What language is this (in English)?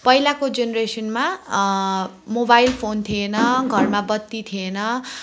Nepali